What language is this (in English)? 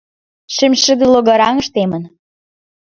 Mari